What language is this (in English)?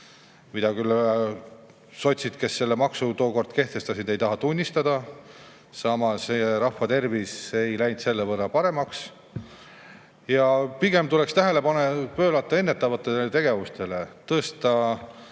Estonian